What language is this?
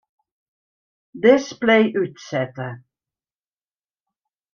Western Frisian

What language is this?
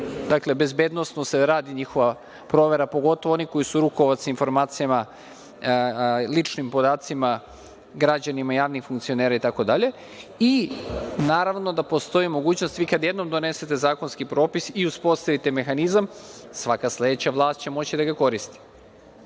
Serbian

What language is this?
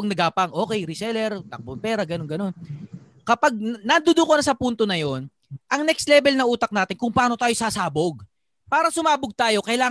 Filipino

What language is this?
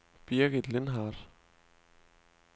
Danish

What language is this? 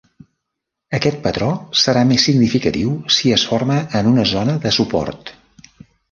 Catalan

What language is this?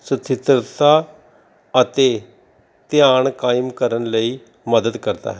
Punjabi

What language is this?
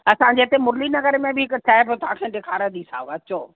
Sindhi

